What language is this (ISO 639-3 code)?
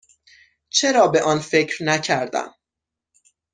fas